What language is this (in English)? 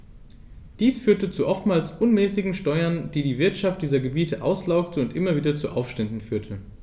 German